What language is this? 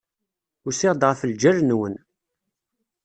Kabyle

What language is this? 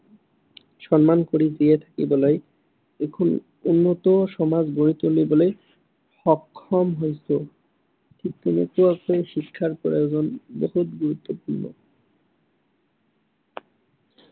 Assamese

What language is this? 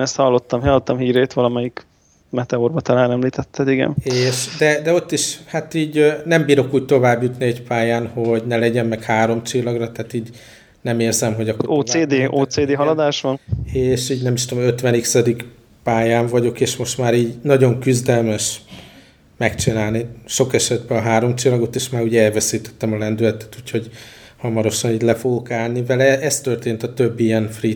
Hungarian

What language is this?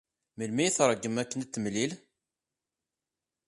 Kabyle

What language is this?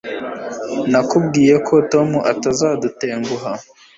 Kinyarwanda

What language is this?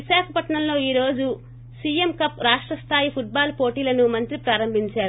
Telugu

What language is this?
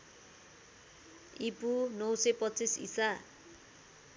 Nepali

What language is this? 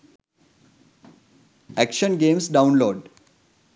Sinhala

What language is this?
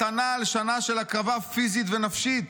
Hebrew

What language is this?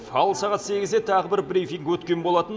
Kazakh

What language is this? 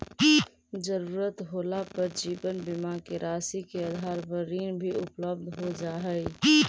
Magahi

